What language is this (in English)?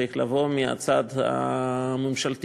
Hebrew